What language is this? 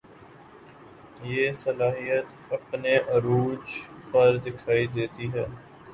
Urdu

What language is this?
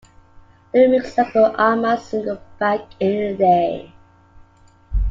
English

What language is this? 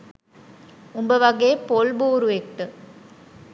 Sinhala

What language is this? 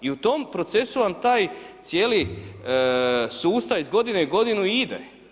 Croatian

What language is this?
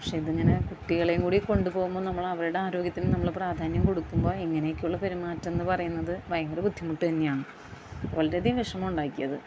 Malayalam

